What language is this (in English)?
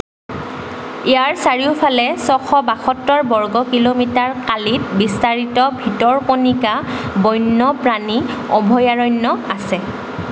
Assamese